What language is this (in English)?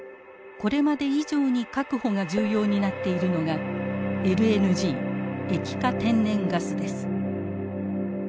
Japanese